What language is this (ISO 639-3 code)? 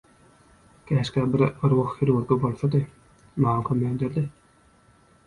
tuk